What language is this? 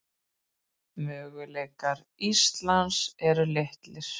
Icelandic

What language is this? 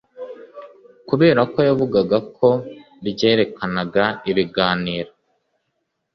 Kinyarwanda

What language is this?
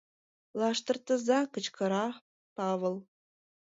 Mari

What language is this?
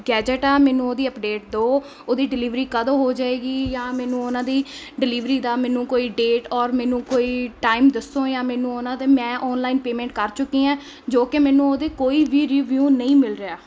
Punjabi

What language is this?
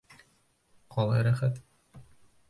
Bashkir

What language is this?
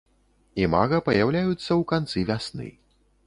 Belarusian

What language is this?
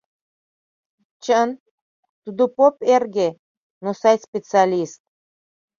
Mari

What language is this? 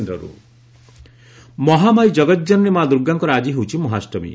Odia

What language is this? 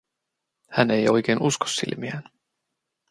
Finnish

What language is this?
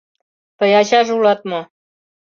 Mari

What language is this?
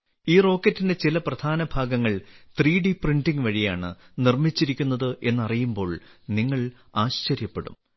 Malayalam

